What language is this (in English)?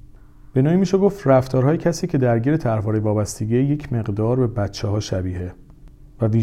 Persian